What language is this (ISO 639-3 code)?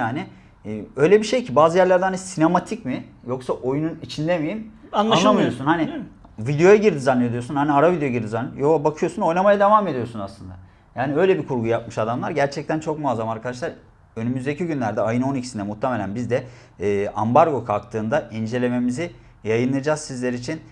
tur